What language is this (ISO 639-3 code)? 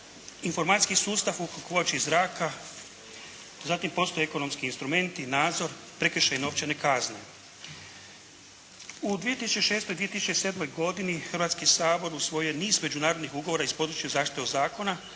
hrv